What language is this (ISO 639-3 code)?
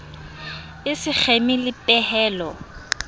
sot